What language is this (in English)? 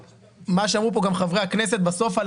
Hebrew